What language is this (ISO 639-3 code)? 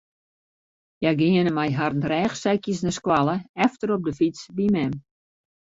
fry